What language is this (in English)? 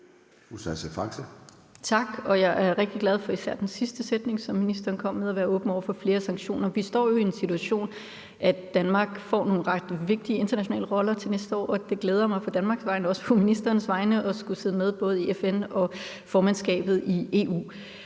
Danish